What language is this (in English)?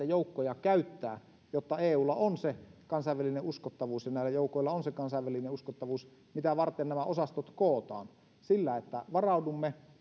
Finnish